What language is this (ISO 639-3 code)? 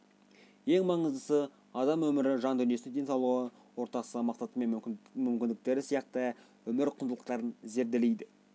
kaz